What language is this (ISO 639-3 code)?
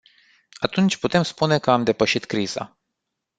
ron